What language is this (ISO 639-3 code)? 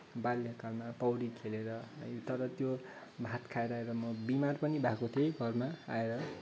nep